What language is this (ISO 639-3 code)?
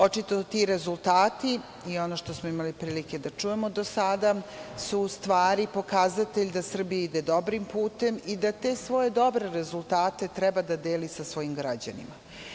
srp